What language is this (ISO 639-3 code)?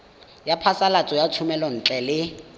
tsn